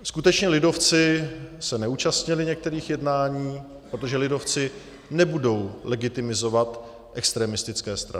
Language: Czech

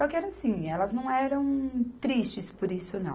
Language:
Portuguese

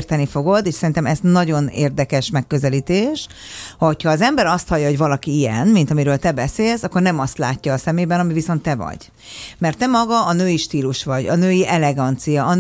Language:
Hungarian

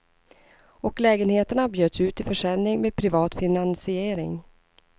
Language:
Swedish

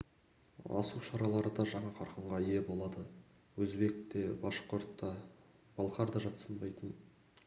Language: Kazakh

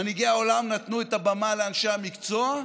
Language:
Hebrew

